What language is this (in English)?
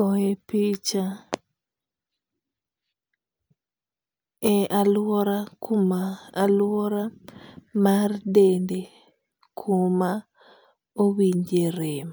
Luo (Kenya and Tanzania)